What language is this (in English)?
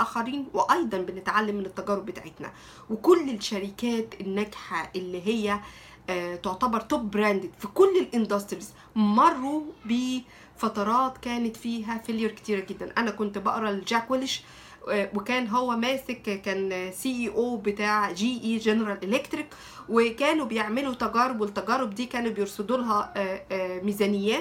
Arabic